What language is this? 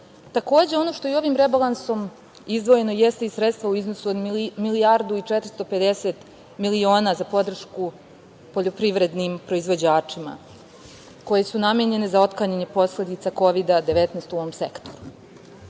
Serbian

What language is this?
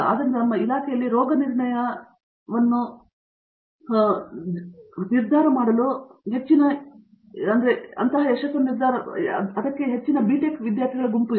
Kannada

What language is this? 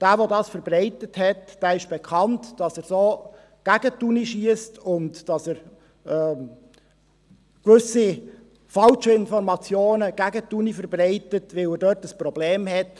Swiss German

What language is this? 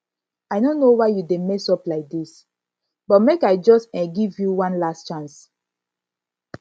Nigerian Pidgin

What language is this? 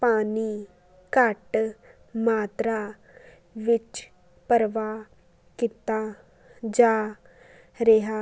Punjabi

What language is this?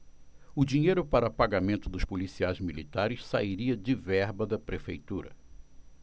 Portuguese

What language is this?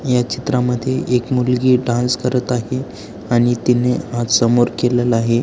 Marathi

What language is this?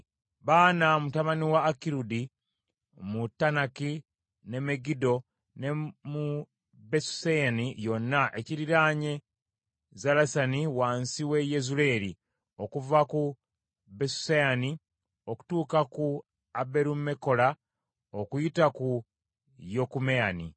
Ganda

